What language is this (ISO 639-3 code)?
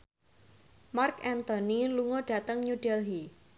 jav